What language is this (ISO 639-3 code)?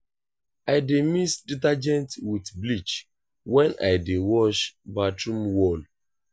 pcm